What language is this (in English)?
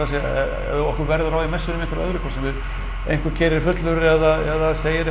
Icelandic